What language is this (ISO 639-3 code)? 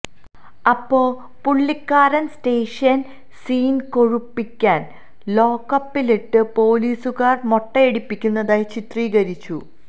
mal